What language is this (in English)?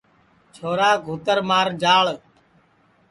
Sansi